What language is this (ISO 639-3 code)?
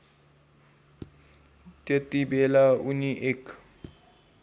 nep